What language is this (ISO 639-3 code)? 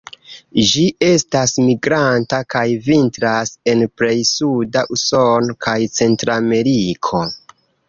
epo